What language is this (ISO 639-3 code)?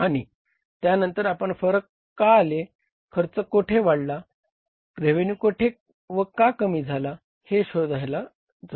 mar